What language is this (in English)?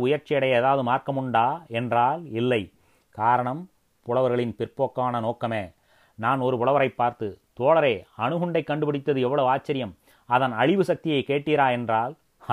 Tamil